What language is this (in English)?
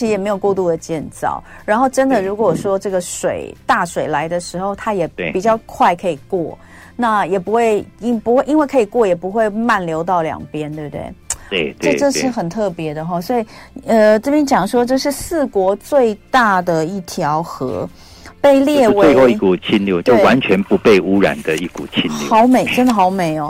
Chinese